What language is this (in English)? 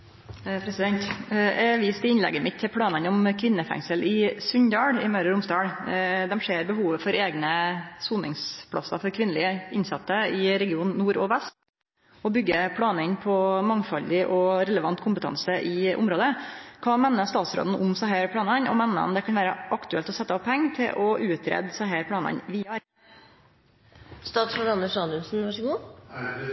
Norwegian Nynorsk